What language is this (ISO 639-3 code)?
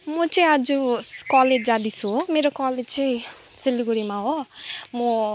nep